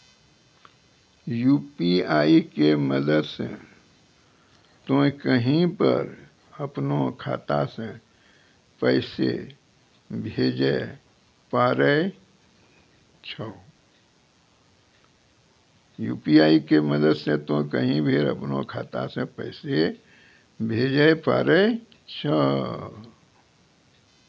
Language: Maithili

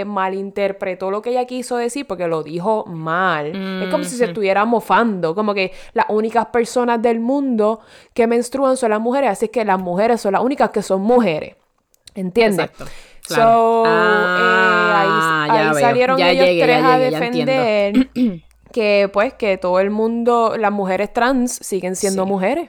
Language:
Spanish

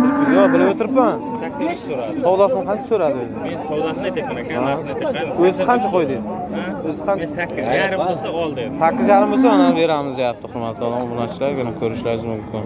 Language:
Turkish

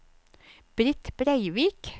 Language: Norwegian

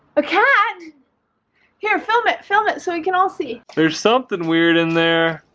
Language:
English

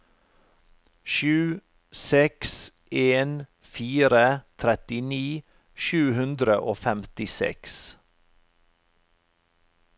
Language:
Norwegian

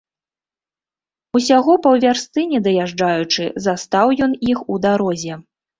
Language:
Belarusian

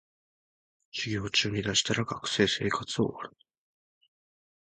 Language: Japanese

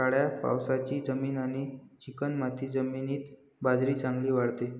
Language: Marathi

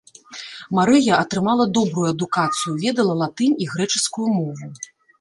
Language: Belarusian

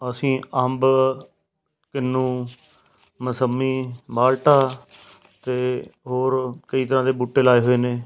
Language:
Punjabi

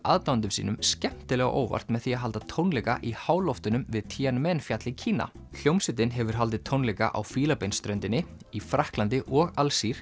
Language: Icelandic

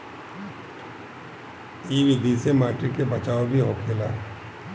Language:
Bhojpuri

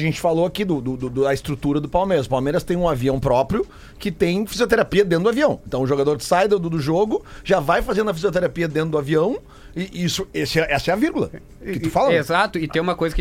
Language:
Portuguese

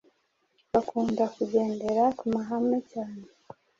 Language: Kinyarwanda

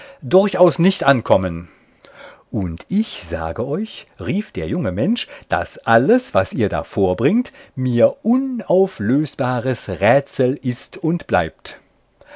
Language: German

